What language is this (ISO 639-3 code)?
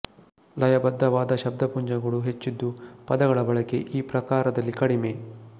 kan